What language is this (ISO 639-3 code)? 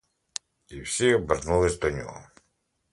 ukr